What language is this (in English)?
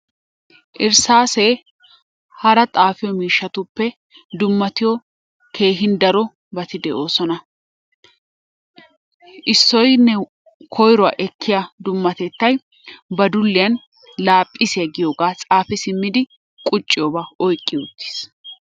Wolaytta